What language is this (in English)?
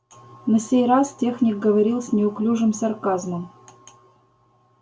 Russian